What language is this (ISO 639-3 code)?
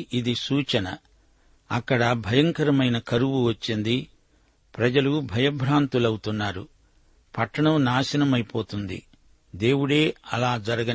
tel